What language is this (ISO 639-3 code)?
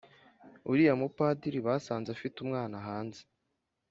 kin